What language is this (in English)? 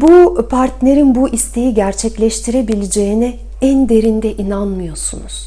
Turkish